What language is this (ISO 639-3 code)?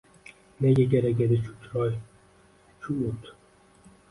uzb